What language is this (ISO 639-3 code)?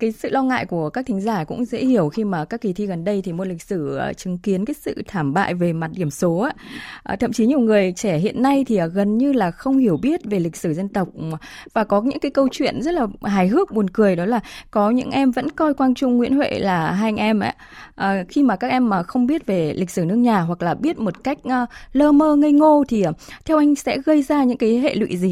vie